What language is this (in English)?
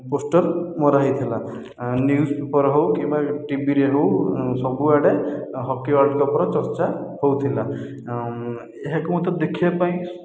Odia